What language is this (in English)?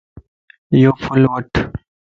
Lasi